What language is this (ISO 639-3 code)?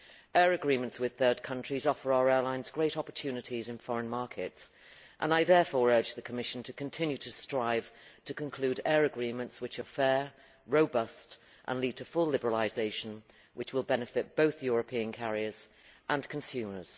eng